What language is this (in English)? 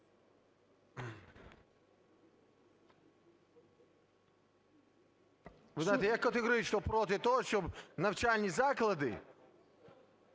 Ukrainian